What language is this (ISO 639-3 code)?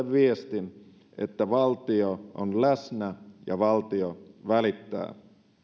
fin